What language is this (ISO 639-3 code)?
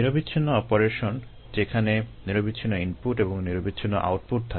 ben